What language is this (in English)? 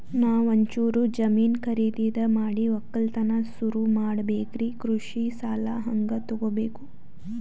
Kannada